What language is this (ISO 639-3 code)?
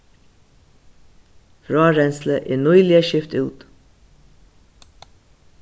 fao